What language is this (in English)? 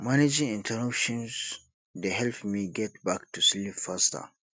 Nigerian Pidgin